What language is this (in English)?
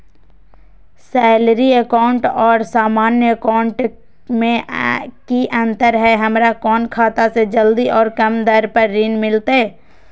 Magahi